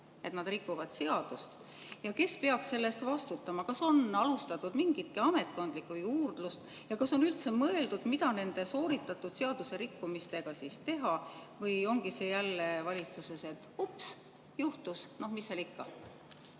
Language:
Estonian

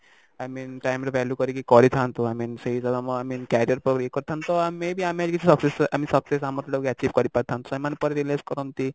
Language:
Odia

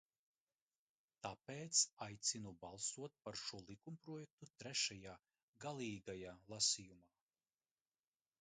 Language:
Latvian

